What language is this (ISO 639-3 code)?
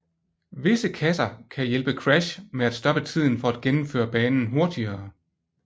dan